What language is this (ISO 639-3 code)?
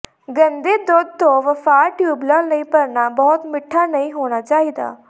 pan